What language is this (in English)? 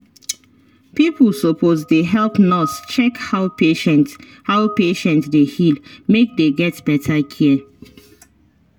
Nigerian Pidgin